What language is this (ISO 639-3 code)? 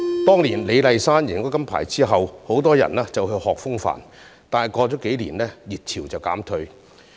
yue